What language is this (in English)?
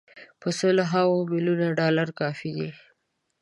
Pashto